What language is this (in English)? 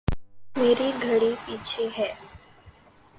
Urdu